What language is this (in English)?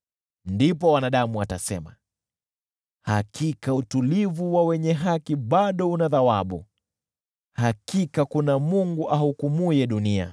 Swahili